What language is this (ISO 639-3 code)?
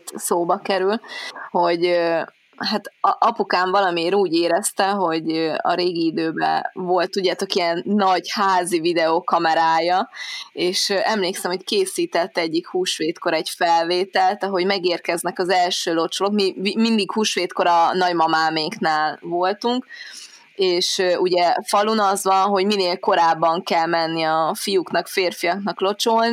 hun